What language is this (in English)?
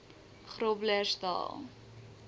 Afrikaans